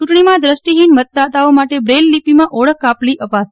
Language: Gujarati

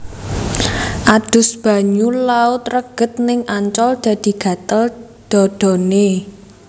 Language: Javanese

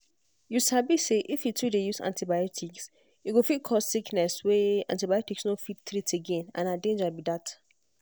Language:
Nigerian Pidgin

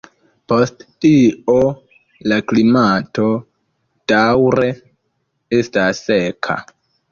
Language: Esperanto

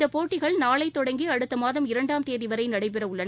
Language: Tamil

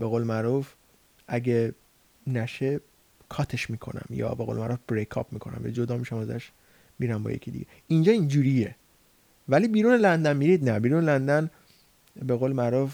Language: Persian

